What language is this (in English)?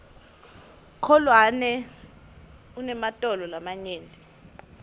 Swati